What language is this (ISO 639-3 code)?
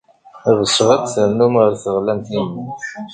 kab